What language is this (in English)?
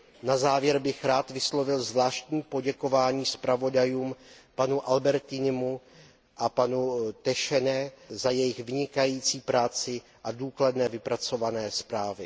Czech